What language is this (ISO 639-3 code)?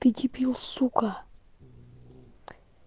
rus